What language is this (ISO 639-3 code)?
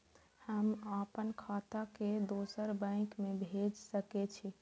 mai